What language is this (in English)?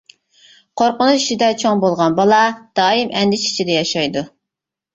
Uyghur